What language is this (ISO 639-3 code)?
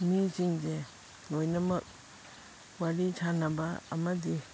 mni